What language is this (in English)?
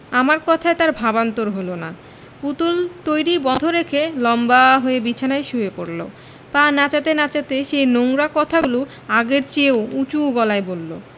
Bangla